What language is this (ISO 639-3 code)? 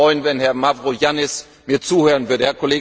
deu